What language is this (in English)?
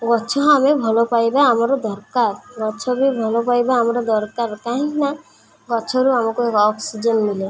Odia